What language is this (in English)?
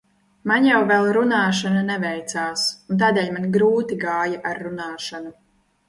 Latvian